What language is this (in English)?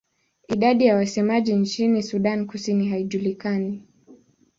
Swahili